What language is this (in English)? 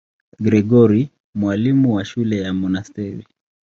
Swahili